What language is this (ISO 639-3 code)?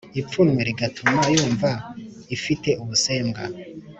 kin